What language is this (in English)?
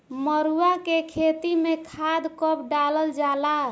Bhojpuri